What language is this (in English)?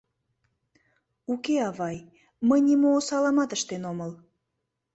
Mari